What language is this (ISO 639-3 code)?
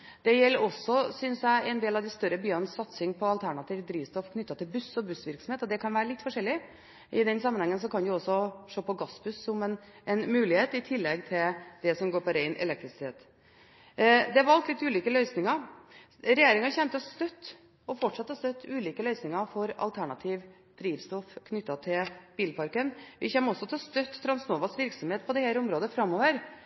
nob